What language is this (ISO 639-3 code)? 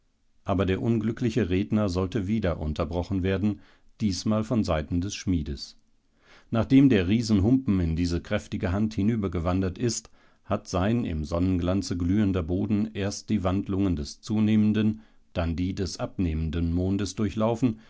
deu